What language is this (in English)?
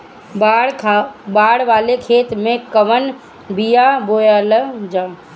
Bhojpuri